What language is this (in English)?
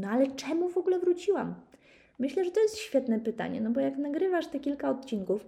Polish